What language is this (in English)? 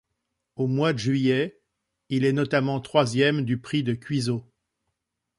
French